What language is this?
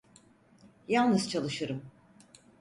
Turkish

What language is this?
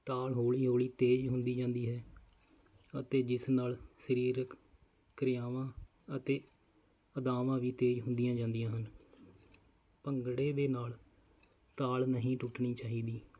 Punjabi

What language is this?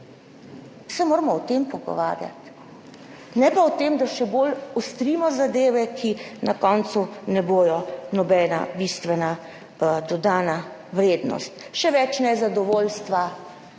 Slovenian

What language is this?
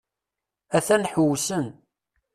Kabyle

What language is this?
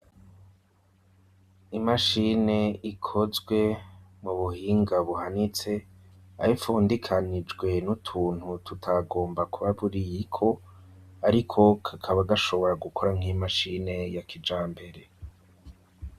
Rundi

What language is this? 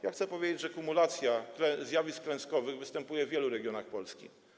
Polish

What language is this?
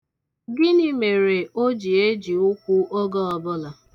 Igbo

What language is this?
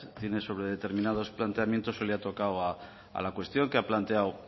Spanish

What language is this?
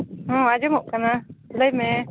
Santali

